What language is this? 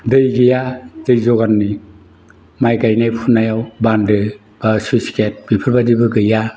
Bodo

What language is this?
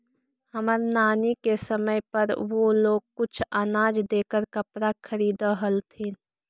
Magahi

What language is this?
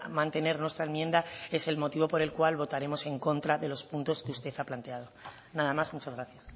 Spanish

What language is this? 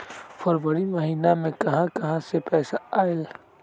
Magahi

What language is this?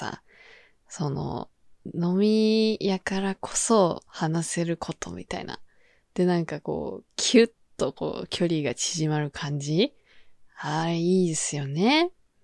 Japanese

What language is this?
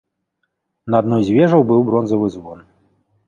Belarusian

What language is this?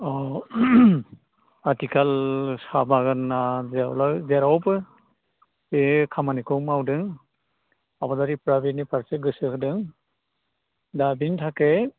Bodo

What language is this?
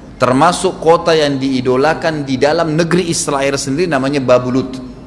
Indonesian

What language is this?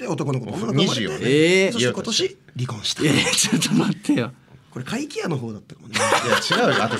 Japanese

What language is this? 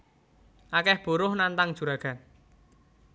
Javanese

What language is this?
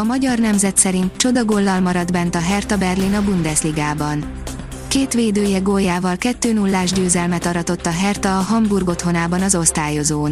Hungarian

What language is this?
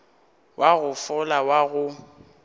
Northern Sotho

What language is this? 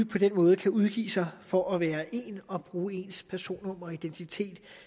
Danish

